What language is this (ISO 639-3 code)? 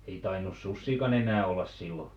fin